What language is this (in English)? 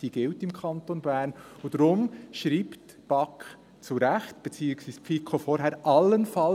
Swiss German